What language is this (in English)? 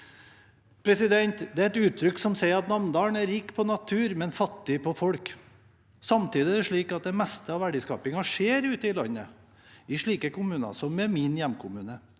Norwegian